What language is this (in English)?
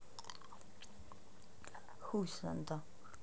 Russian